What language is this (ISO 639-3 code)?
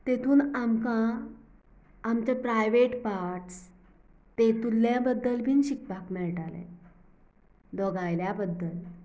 kok